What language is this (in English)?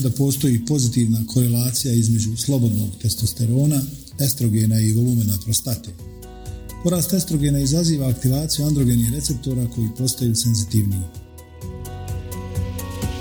Croatian